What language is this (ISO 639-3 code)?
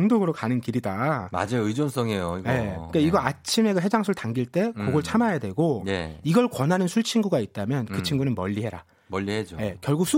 kor